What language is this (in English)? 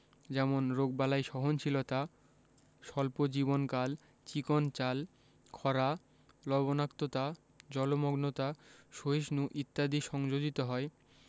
Bangla